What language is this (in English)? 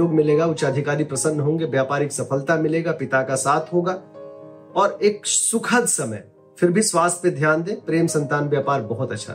Hindi